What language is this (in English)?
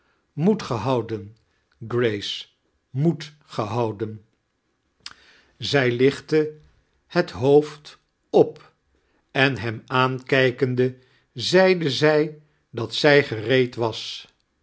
Dutch